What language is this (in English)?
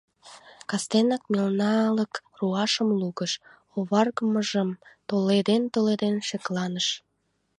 Mari